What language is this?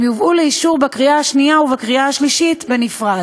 Hebrew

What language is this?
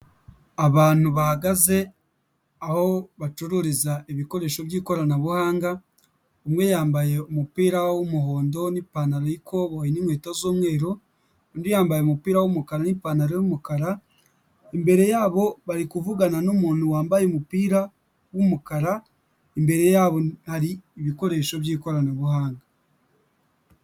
Kinyarwanda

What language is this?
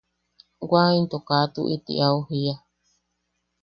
Yaqui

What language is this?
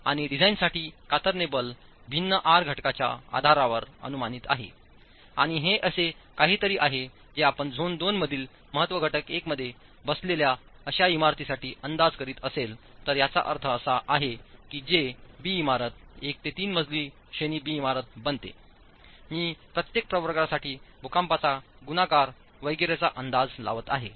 Marathi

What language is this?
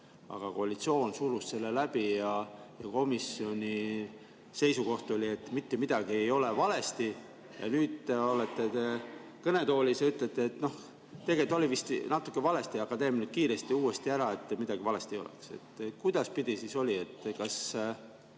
Estonian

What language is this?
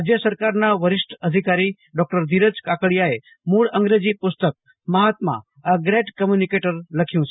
Gujarati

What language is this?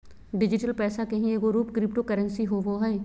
Magahi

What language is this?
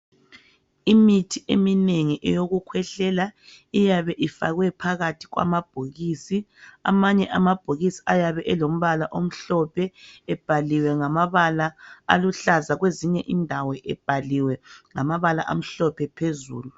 North Ndebele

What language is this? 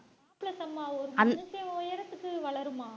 Tamil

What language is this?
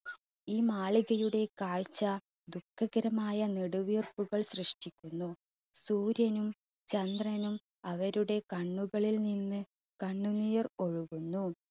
Malayalam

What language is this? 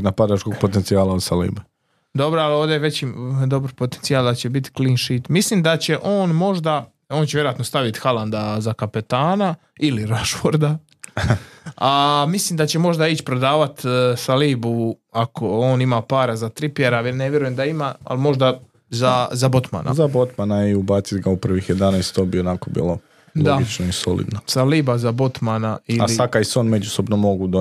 Croatian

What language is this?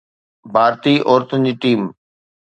Sindhi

